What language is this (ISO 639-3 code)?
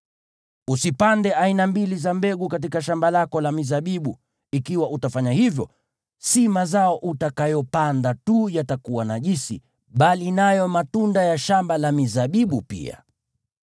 swa